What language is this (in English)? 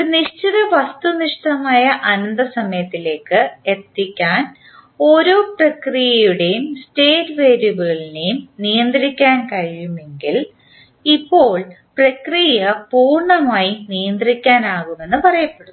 Malayalam